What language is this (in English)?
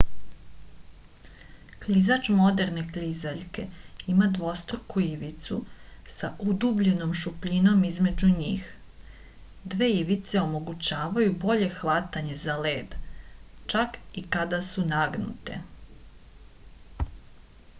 Serbian